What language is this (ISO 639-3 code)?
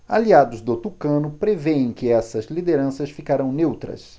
por